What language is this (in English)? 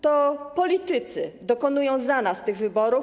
Polish